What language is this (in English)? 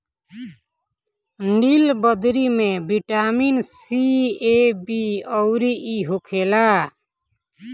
Bhojpuri